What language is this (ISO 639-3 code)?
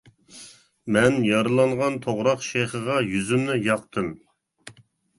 uig